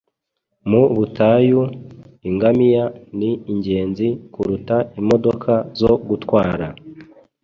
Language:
Kinyarwanda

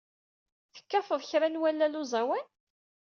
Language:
Kabyle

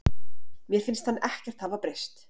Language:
Icelandic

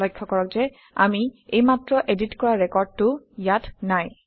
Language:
Assamese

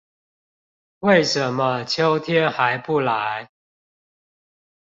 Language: Chinese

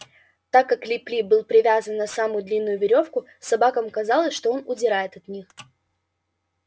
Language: Russian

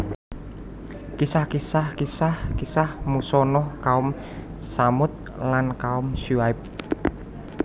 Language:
Javanese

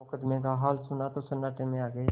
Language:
Hindi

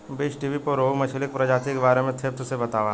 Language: Bhojpuri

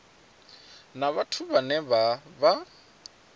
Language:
Venda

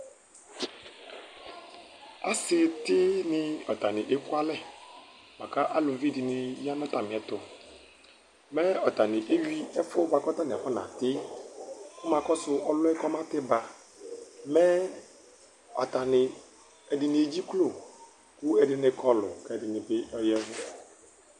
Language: Ikposo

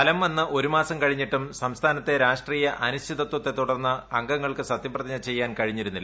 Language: Malayalam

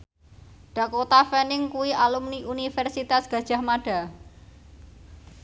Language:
Javanese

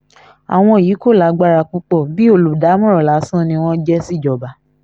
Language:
Yoruba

